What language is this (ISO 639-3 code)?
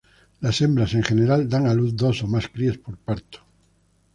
spa